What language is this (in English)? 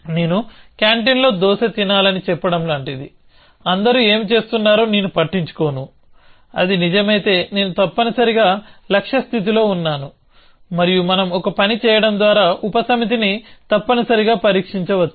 Telugu